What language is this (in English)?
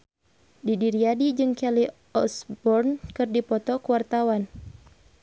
Sundanese